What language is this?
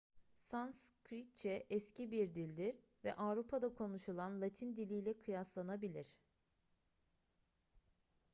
Turkish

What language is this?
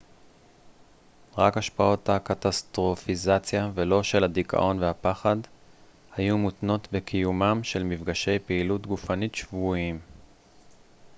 Hebrew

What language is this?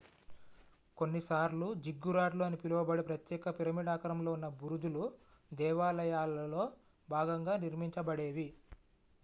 Telugu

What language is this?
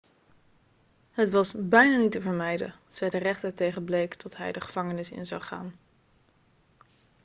Dutch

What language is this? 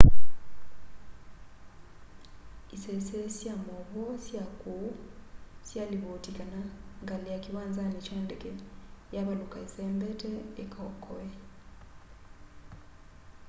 Kamba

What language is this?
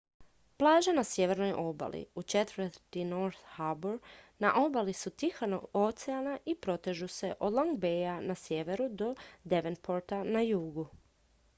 Croatian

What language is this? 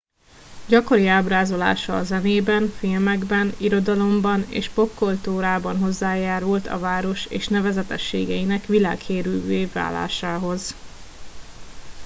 Hungarian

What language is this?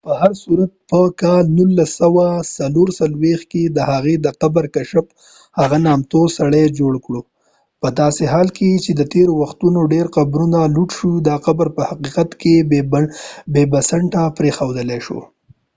Pashto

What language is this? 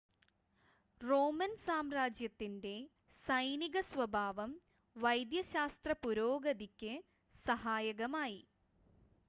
Malayalam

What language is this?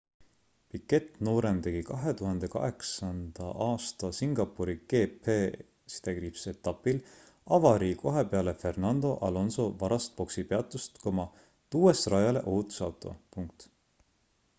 Estonian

